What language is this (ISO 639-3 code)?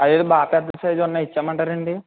tel